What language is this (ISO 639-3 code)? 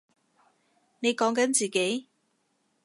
yue